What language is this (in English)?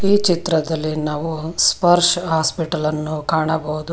Kannada